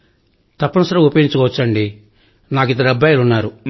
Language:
Telugu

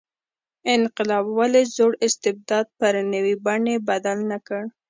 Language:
Pashto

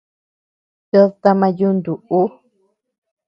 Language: Tepeuxila Cuicatec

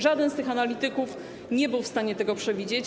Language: Polish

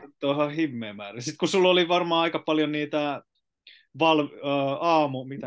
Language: Finnish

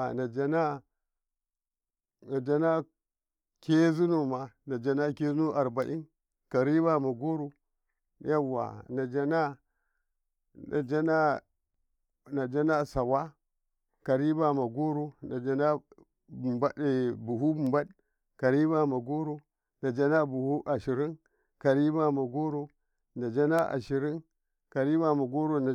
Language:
Karekare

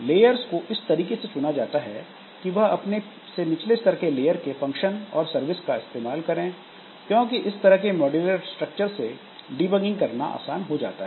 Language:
Hindi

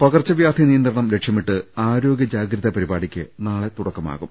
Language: Malayalam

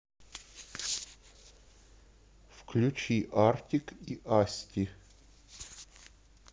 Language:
Russian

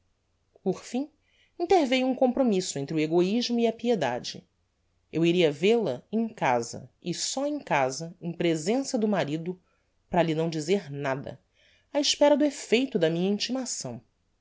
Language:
Portuguese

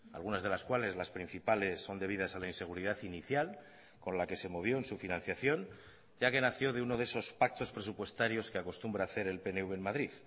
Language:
Spanish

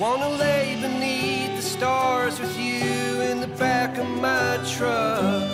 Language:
Polish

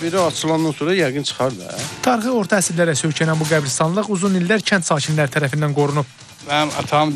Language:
Turkish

